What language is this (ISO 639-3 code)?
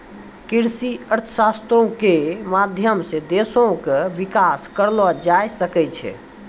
mai